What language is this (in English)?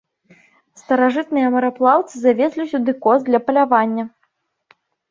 Belarusian